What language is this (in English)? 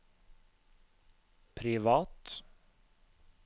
Norwegian